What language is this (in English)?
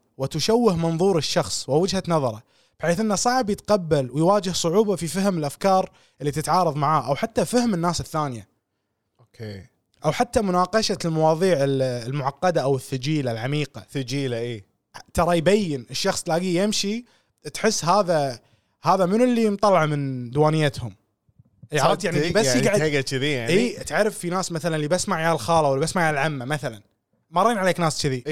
Arabic